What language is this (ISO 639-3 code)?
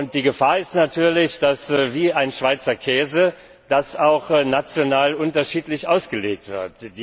deu